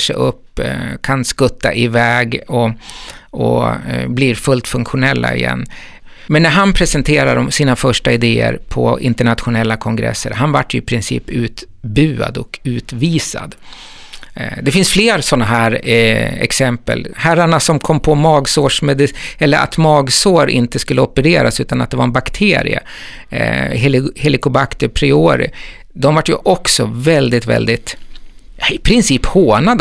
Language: Swedish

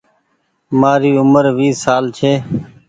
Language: Goaria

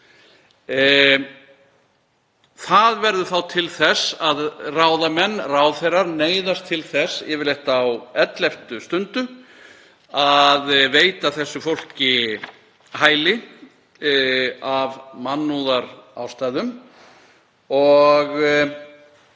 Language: Icelandic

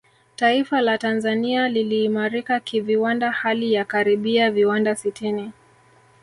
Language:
Swahili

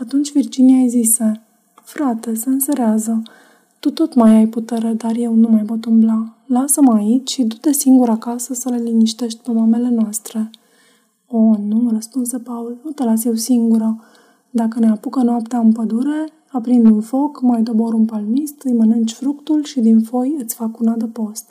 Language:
Romanian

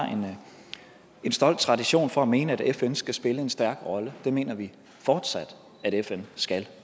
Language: Danish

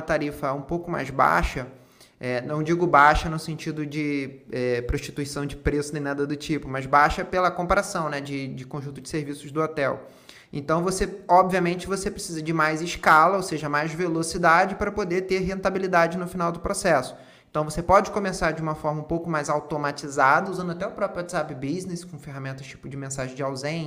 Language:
Portuguese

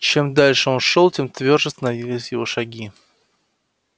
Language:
Russian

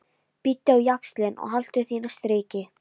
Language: Icelandic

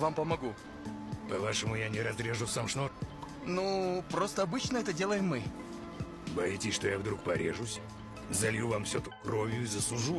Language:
Russian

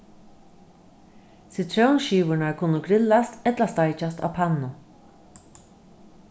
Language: Faroese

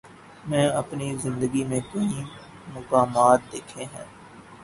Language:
Urdu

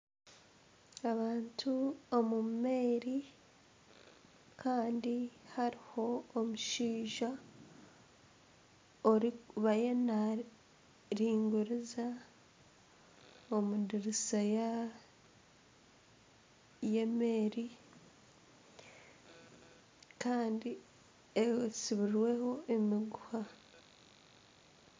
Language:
Nyankole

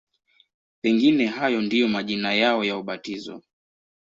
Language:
Swahili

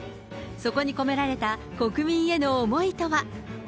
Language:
Japanese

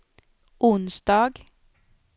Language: Swedish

